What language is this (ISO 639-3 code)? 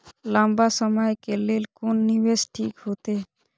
mai